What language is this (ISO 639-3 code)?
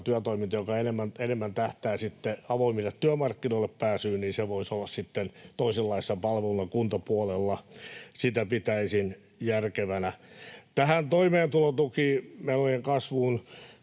fin